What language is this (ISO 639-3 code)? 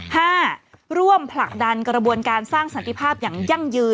tha